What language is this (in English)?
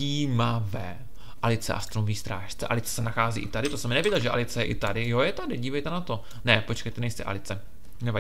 Czech